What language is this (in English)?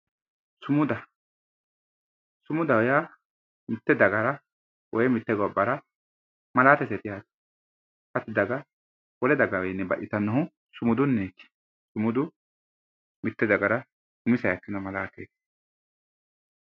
Sidamo